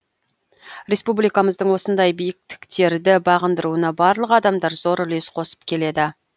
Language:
Kazakh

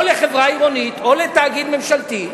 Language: Hebrew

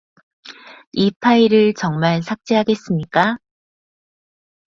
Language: Korean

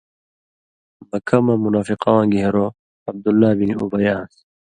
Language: Indus Kohistani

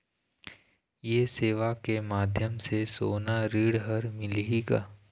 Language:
Chhattisgarhi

